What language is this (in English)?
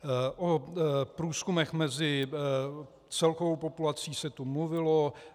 Czech